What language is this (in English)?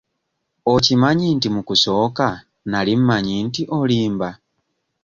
Ganda